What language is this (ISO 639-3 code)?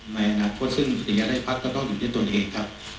tha